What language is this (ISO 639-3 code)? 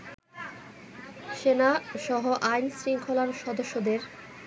ben